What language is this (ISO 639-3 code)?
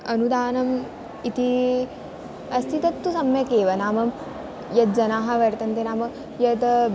san